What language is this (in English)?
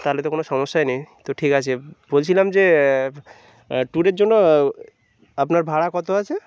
Bangla